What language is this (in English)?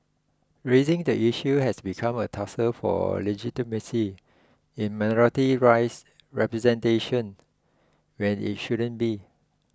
English